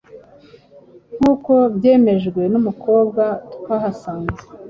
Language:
Kinyarwanda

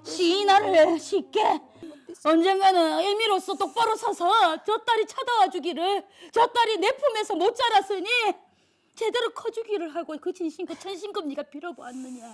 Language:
Korean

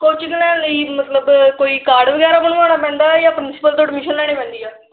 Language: Punjabi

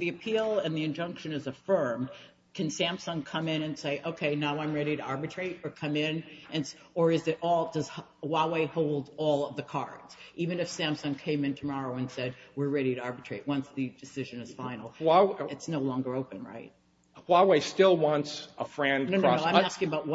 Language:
English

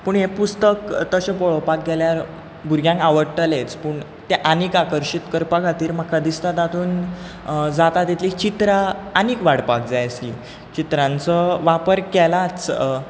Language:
Konkani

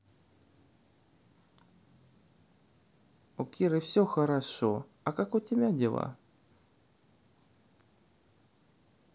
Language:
Russian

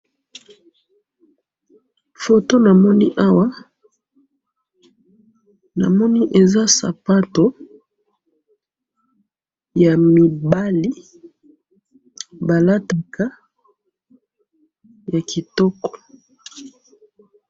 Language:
Lingala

